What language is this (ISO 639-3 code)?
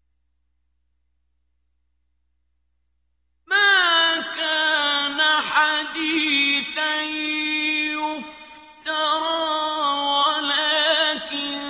ara